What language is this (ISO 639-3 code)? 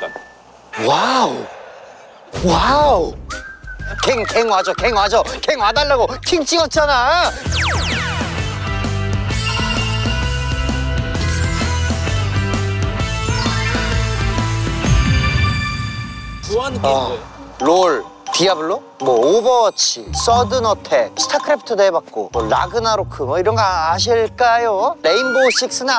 kor